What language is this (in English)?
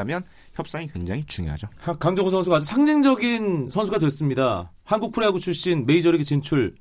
Korean